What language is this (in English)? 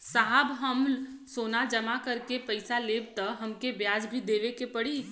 Bhojpuri